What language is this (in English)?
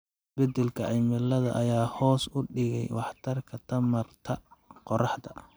Somali